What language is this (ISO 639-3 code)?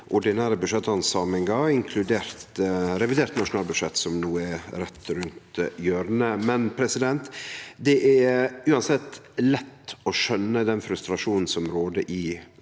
nor